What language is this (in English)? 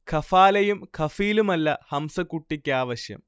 Malayalam